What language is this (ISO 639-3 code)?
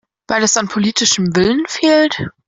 deu